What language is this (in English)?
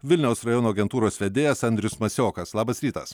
Lithuanian